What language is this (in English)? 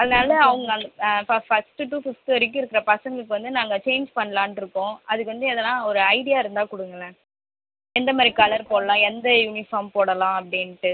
Tamil